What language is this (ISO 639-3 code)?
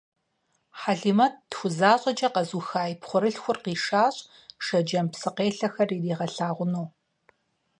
kbd